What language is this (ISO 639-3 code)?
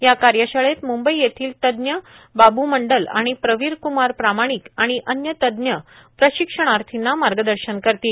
mar